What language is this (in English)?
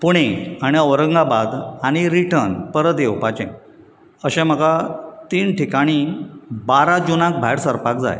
Konkani